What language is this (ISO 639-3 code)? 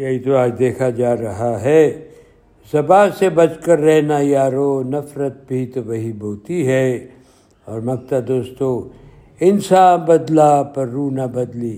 urd